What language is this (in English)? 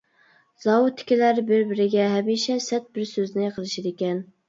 Uyghur